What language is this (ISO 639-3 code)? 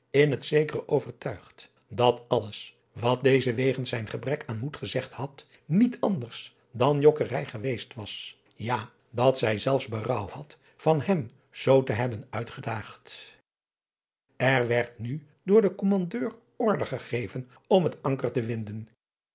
nld